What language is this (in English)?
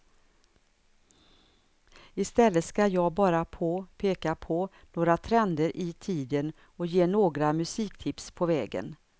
Swedish